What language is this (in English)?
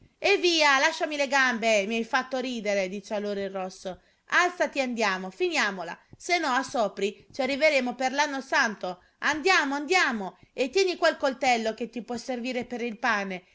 Italian